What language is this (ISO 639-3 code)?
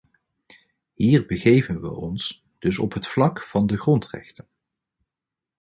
nld